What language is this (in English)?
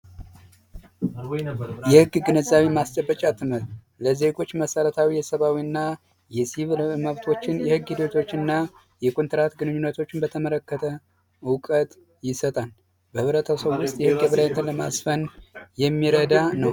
Amharic